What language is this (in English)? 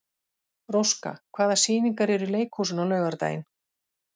Icelandic